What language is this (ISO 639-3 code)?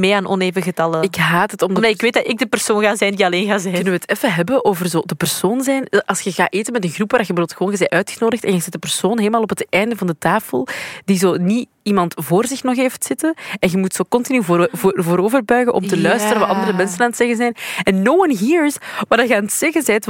nld